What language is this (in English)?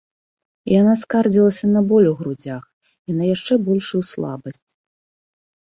Belarusian